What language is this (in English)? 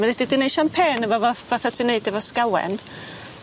Welsh